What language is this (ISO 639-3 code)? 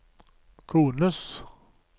nor